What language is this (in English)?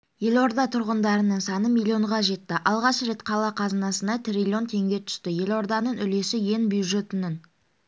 Kazakh